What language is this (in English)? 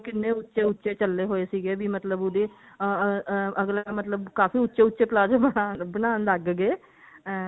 Punjabi